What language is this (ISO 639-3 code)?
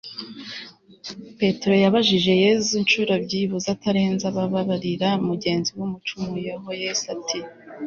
kin